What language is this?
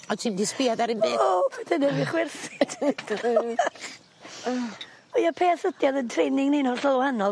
Welsh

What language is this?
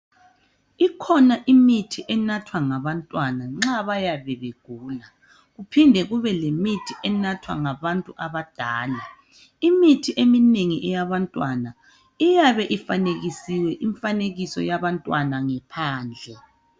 North Ndebele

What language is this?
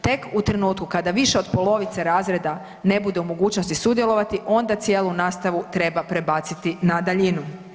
Croatian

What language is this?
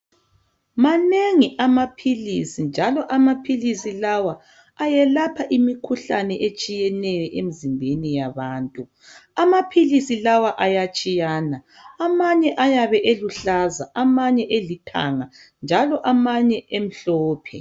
North Ndebele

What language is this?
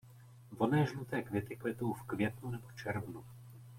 Czech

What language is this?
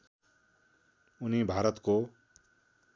Nepali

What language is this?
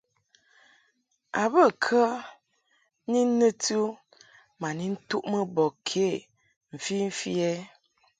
Mungaka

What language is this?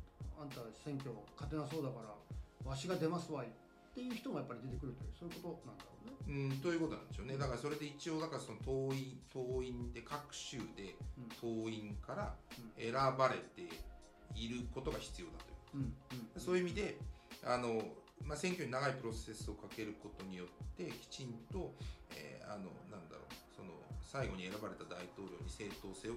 Japanese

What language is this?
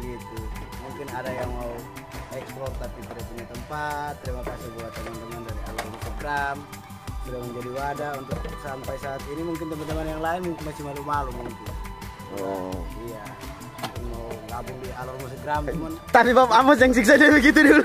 Indonesian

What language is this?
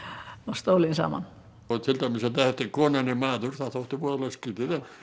Icelandic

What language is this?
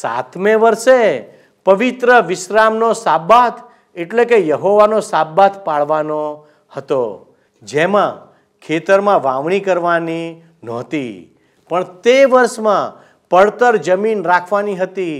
Gujarati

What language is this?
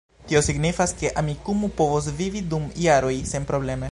Esperanto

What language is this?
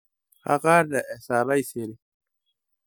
Masai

